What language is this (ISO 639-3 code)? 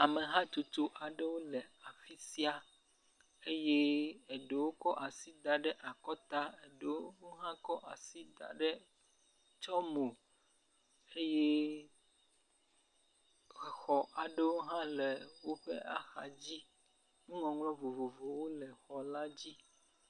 ewe